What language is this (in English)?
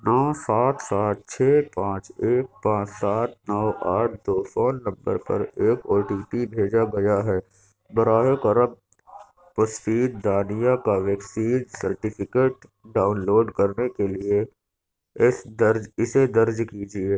Urdu